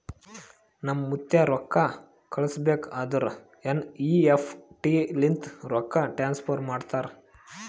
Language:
Kannada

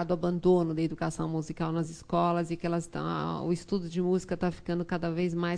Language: Portuguese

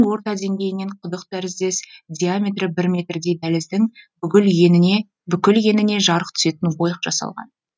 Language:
Kazakh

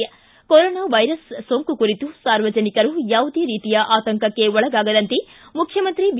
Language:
Kannada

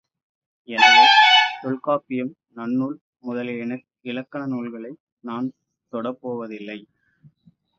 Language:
Tamil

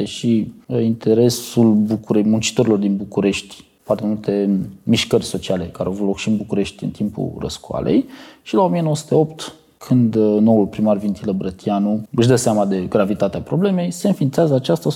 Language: Romanian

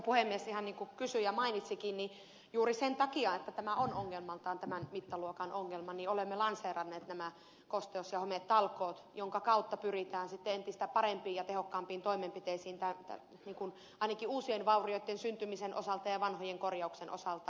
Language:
Finnish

